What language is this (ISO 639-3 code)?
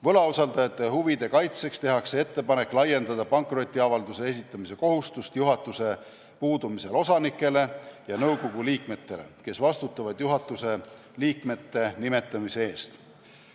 est